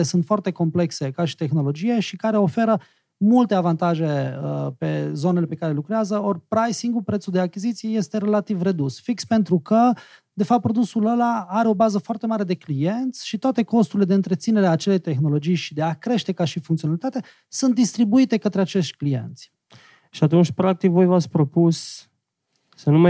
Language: Romanian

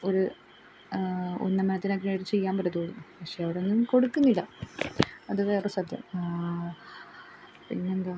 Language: Malayalam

